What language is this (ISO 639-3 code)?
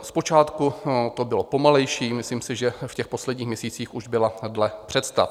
ces